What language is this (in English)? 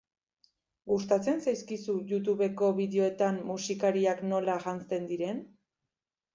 Basque